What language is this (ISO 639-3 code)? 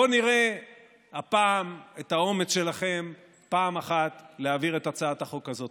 heb